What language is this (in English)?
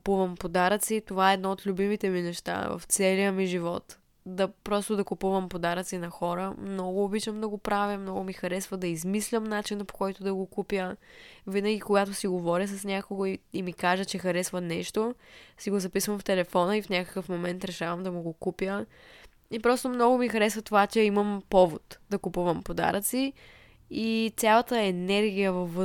Bulgarian